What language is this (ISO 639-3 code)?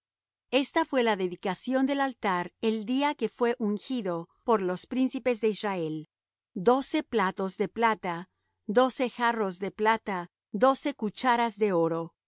spa